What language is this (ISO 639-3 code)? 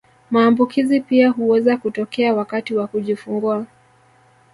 swa